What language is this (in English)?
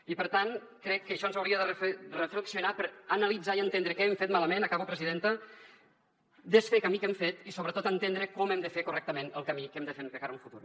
Catalan